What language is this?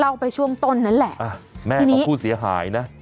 Thai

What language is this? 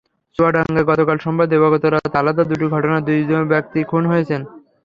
Bangla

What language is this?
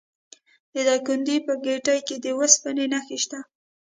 Pashto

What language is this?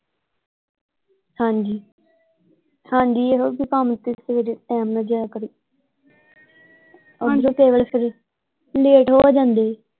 Punjabi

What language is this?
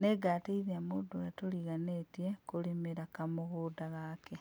Kikuyu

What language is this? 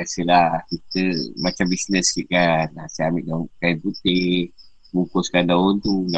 Malay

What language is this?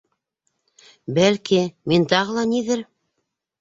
Bashkir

